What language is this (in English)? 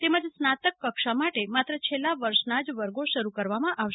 Gujarati